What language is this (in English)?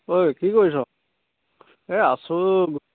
Assamese